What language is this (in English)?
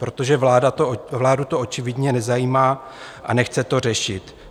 Czech